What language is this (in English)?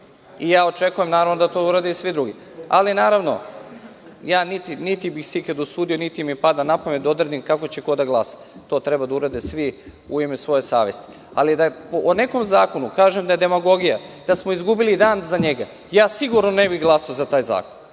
Serbian